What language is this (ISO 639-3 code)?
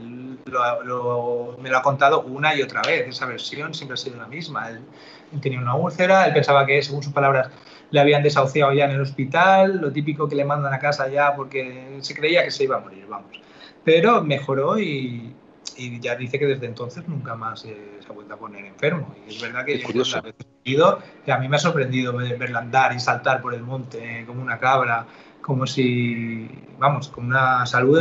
spa